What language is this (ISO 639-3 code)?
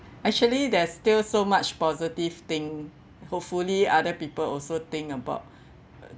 eng